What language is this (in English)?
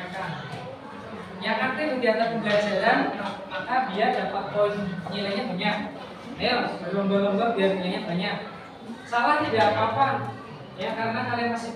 Indonesian